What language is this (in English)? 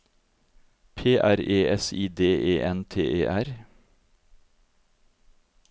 Norwegian